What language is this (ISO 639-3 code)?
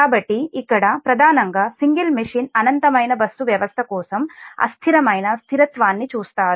tel